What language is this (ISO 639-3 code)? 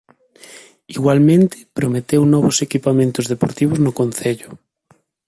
glg